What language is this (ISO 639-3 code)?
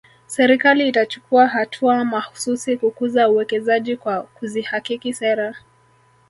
swa